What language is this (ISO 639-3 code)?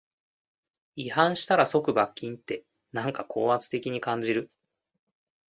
jpn